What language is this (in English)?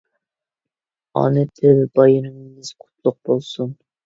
Uyghur